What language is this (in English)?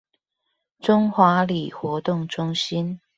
Chinese